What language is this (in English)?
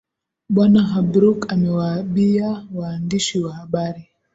Swahili